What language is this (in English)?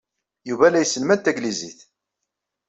Kabyle